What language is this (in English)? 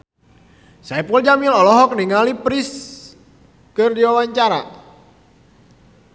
Sundanese